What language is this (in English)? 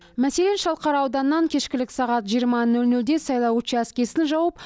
Kazakh